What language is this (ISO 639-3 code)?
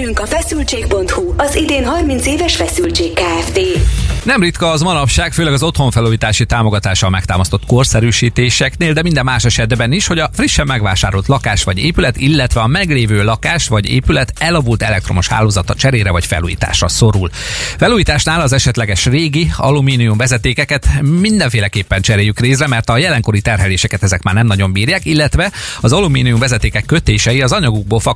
hun